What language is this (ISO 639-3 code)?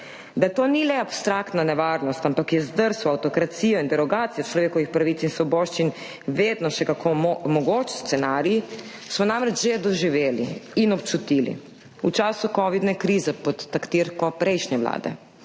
slv